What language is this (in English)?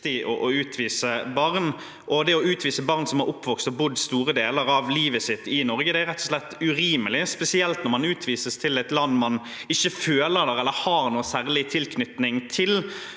Norwegian